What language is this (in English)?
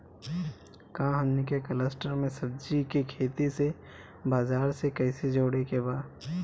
Bhojpuri